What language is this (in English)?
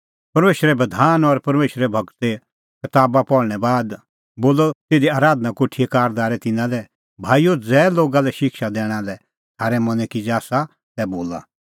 Kullu Pahari